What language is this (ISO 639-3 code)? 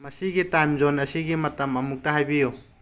mni